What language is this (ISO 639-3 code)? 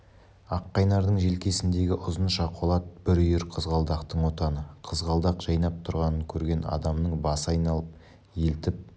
kaz